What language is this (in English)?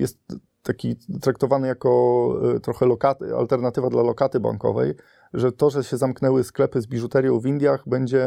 Polish